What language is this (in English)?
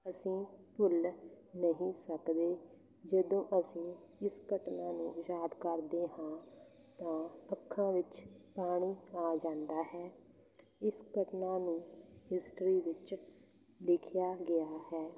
Punjabi